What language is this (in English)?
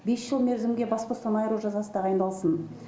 Kazakh